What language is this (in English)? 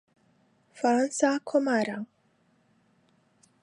Central Kurdish